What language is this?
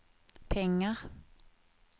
Swedish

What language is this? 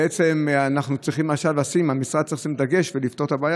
Hebrew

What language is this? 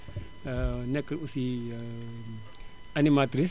Wolof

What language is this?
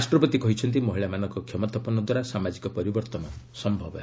Odia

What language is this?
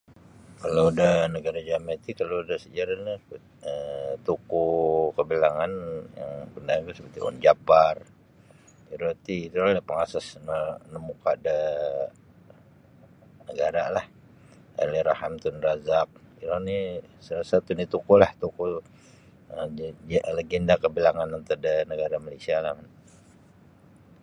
Sabah Bisaya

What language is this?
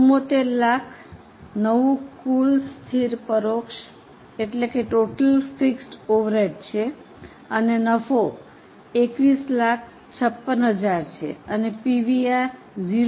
Gujarati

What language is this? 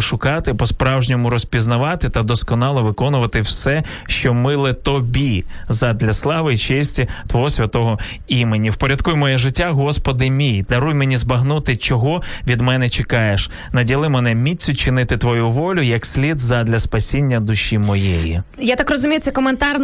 Ukrainian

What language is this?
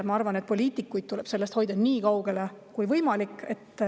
Estonian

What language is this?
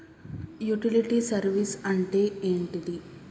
Telugu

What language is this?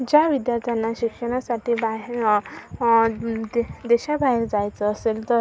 Marathi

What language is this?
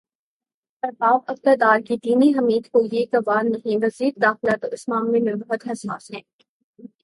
Urdu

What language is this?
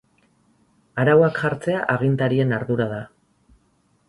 Basque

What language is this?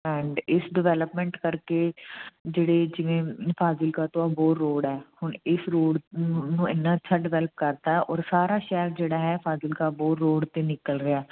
Punjabi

